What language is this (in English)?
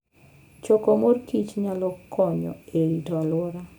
Luo (Kenya and Tanzania)